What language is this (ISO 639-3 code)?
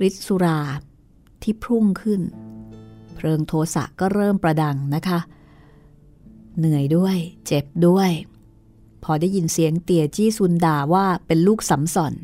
tha